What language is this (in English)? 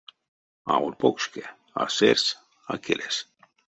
Erzya